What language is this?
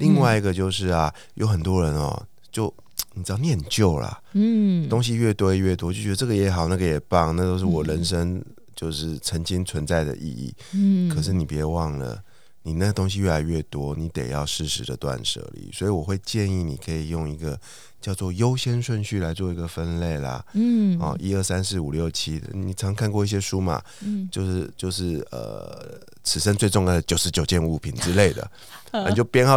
Chinese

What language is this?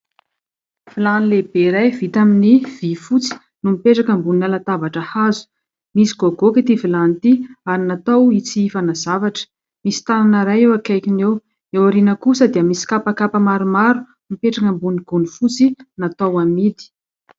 Malagasy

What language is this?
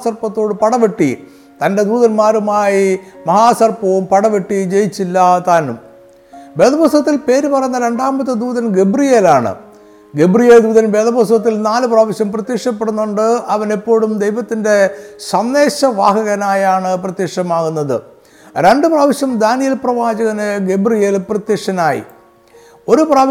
Malayalam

